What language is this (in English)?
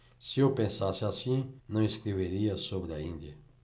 Portuguese